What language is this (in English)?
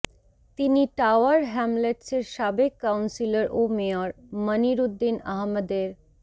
Bangla